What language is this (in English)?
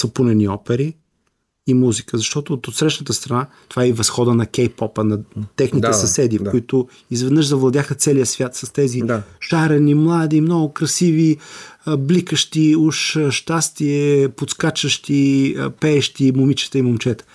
Bulgarian